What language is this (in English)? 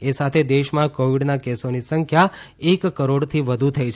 Gujarati